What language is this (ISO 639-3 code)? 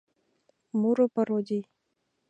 chm